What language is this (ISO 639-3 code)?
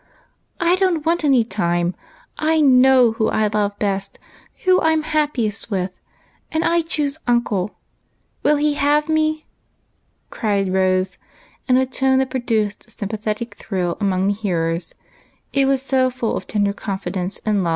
eng